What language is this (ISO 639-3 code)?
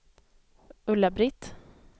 swe